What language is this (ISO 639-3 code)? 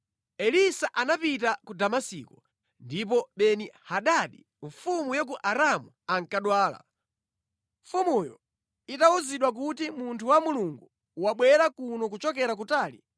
nya